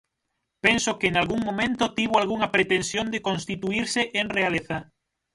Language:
Galician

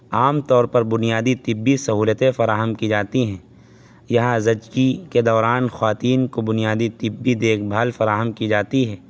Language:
Urdu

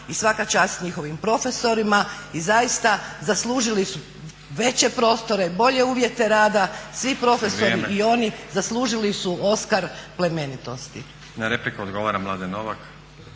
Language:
Croatian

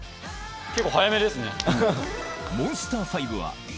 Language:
Japanese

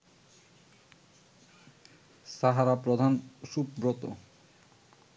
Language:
Bangla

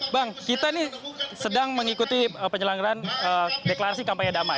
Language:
Indonesian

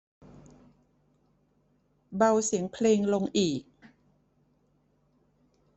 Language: Thai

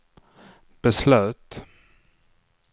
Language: Swedish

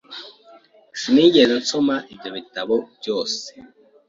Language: Kinyarwanda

